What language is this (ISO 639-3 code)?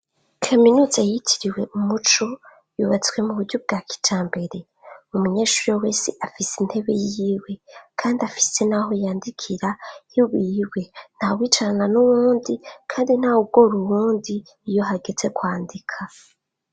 run